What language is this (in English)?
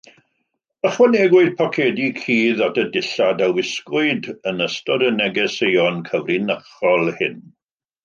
Welsh